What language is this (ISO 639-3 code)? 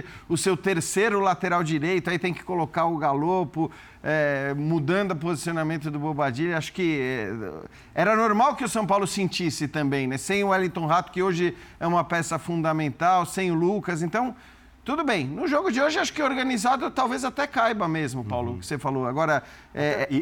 por